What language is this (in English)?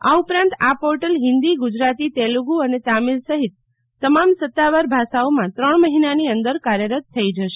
Gujarati